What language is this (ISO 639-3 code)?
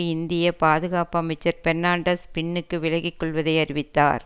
tam